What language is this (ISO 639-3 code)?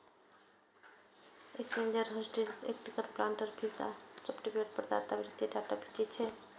mai